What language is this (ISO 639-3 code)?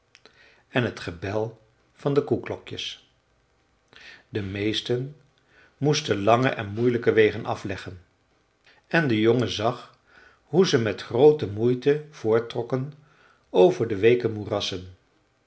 nld